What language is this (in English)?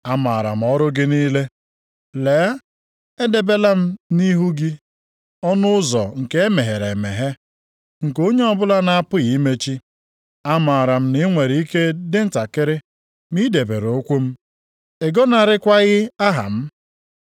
Igbo